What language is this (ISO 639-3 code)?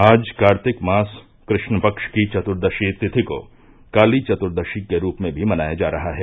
hin